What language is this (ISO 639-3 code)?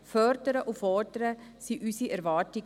gsw